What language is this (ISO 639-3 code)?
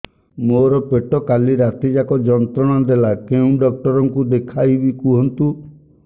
ori